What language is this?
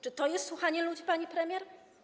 Polish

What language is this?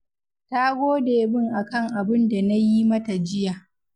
Hausa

